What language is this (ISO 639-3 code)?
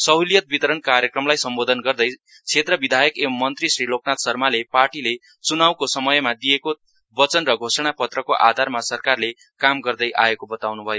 nep